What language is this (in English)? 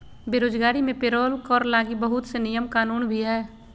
Magahi